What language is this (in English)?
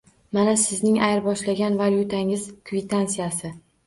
Uzbek